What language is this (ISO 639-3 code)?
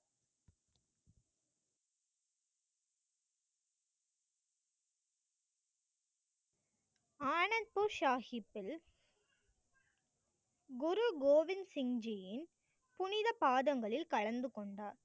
tam